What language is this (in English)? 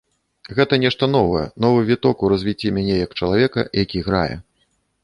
Belarusian